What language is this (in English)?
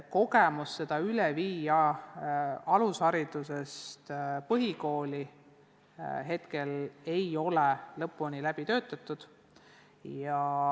Estonian